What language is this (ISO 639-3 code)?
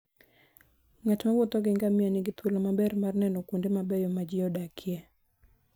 luo